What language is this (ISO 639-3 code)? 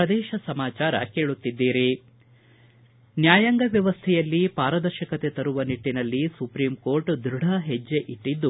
kan